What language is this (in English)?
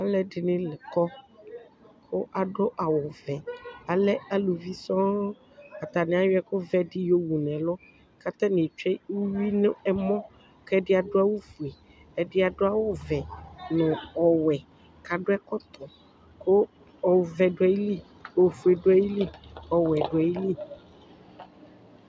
Ikposo